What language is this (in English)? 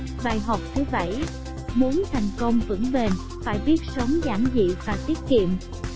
Vietnamese